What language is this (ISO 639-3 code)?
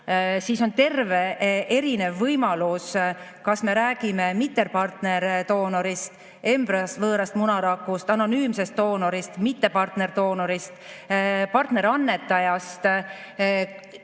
est